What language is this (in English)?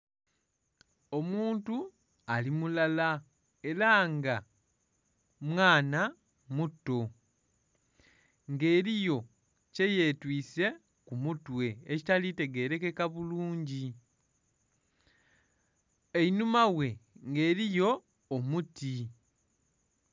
Soga